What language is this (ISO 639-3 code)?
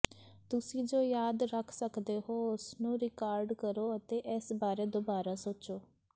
pan